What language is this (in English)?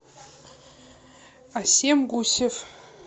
Russian